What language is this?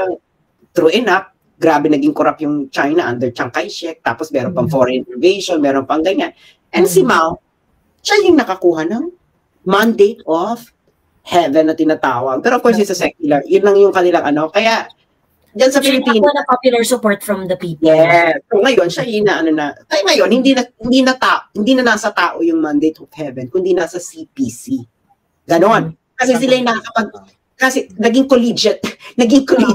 Filipino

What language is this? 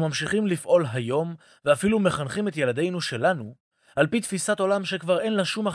Hebrew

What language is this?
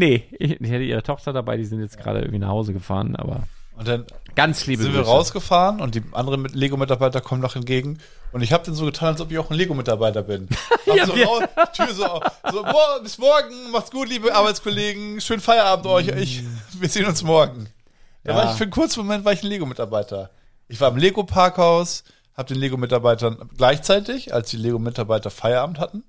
German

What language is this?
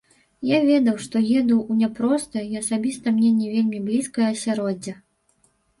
Belarusian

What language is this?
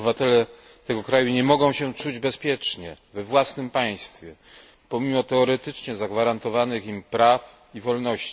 Polish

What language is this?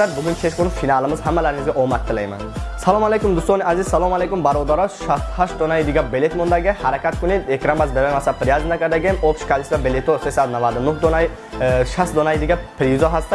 Indonesian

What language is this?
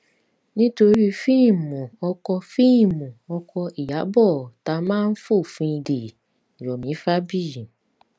Yoruba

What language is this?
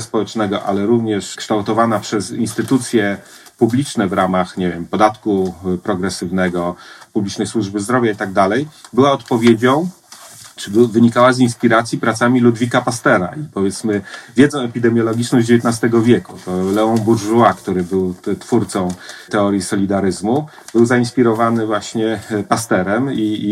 Polish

